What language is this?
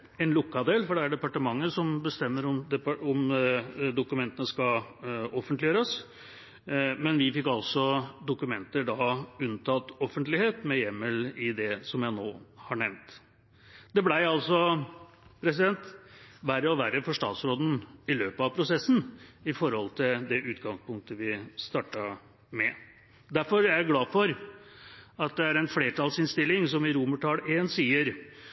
Norwegian Bokmål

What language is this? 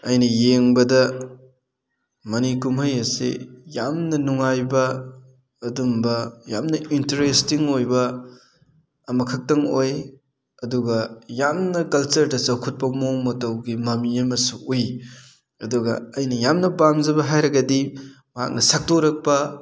Manipuri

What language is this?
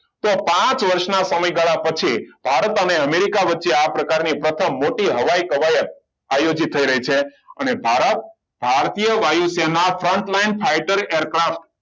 Gujarati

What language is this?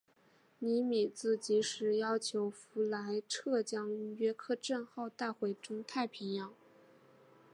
Chinese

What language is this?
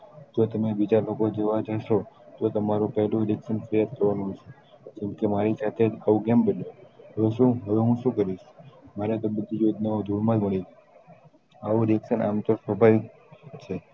Gujarati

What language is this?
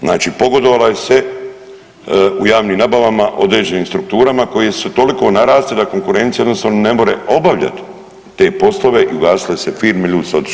Croatian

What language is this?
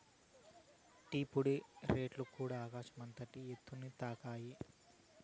Telugu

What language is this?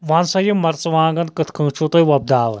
Kashmiri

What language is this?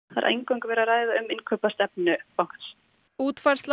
Icelandic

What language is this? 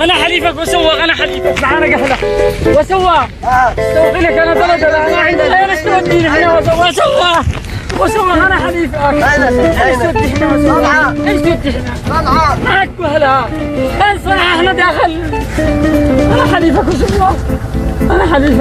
Arabic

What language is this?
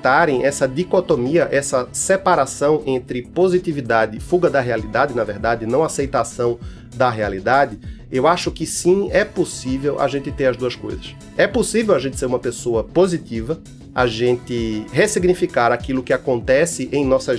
Portuguese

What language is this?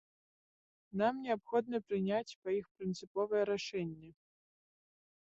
Belarusian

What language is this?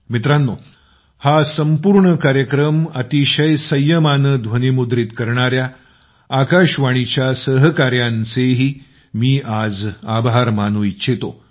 Marathi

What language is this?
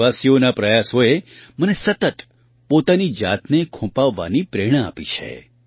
Gujarati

